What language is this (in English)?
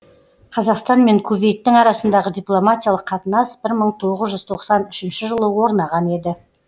Kazakh